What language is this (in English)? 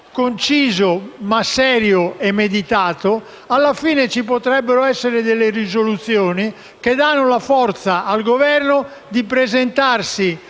Italian